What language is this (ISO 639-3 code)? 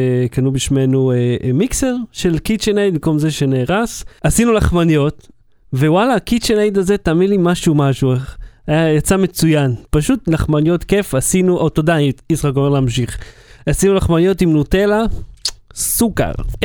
heb